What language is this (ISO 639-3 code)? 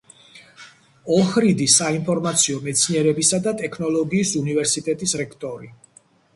kat